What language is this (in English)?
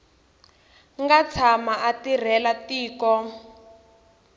Tsonga